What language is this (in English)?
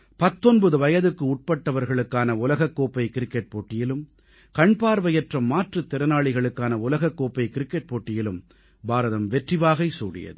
Tamil